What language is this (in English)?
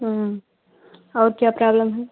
Hindi